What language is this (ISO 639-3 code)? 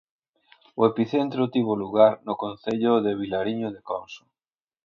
glg